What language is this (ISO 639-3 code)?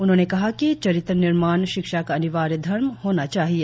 hin